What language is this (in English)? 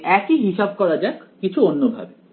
Bangla